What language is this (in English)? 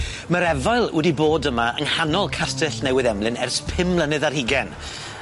Welsh